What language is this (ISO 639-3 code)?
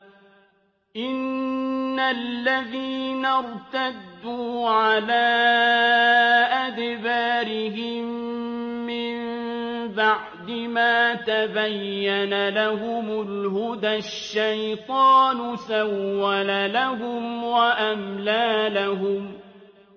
ara